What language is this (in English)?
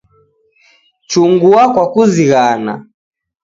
Taita